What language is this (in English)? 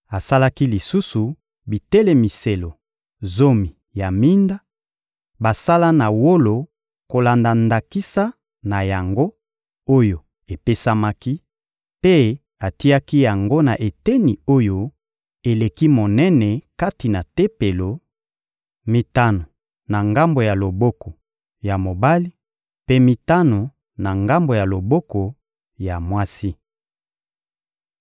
Lingala